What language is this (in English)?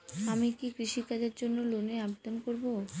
Bangla